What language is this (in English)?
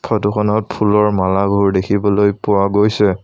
Assamese